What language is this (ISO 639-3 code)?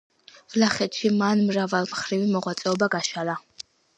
kat